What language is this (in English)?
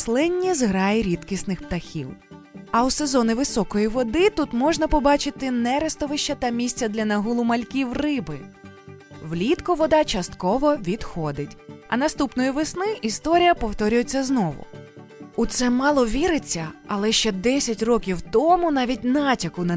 Ukrainian